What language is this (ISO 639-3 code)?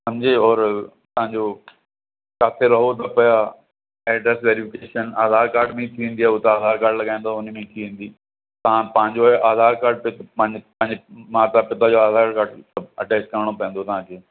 snd